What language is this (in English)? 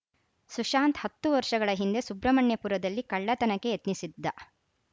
Kannada